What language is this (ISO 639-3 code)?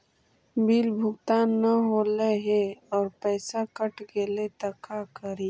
mag